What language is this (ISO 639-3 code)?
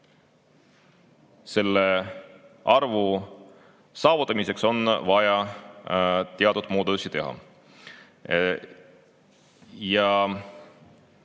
est